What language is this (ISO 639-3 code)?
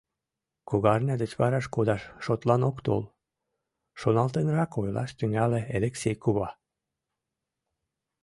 chm